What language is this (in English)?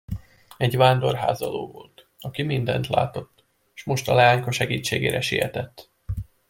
Hungarian